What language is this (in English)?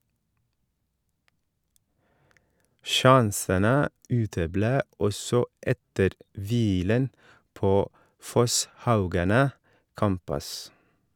Norwegian